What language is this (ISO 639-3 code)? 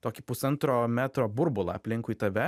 lit